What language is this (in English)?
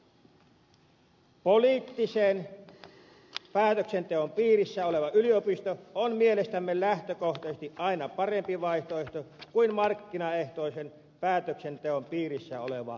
Finnish